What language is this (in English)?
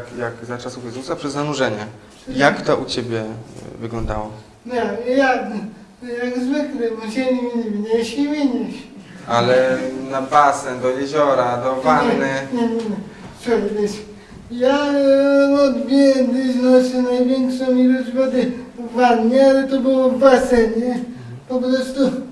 Polish